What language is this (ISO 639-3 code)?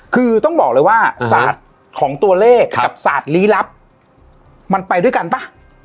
tha